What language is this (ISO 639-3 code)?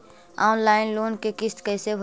mag